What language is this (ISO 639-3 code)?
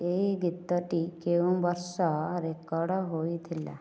ori